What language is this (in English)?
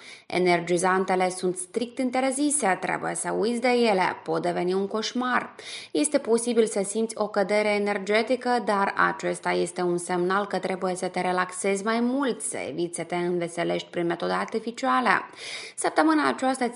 Romanian